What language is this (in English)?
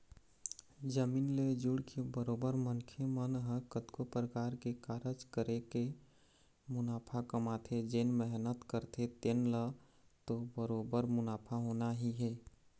Chhattisgarhi